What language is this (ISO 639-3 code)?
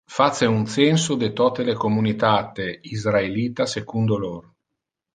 ina